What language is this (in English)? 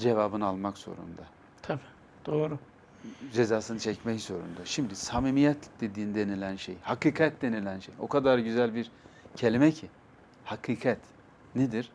Turkish